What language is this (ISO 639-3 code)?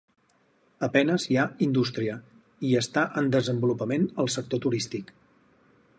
cat